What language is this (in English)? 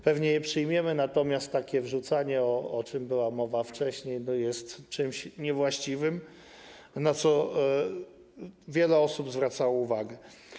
Polish